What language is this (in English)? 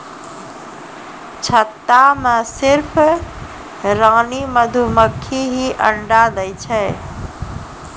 Maithili